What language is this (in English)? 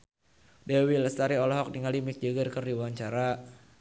Sundanese